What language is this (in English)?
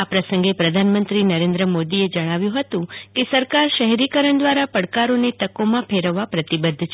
Gujarati